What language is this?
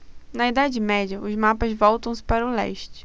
Portuguese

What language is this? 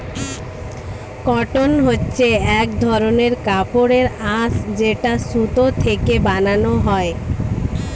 Bangla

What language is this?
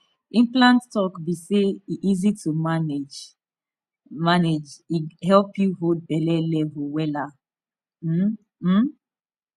Nigerian Pidgin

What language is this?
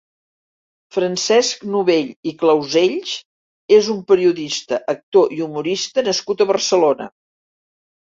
Catalan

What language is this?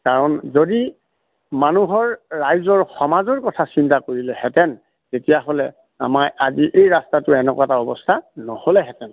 Assamese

